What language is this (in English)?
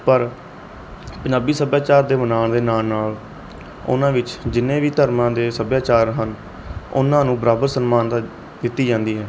Punjabi